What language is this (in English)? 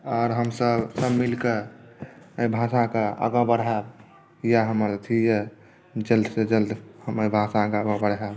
Maithili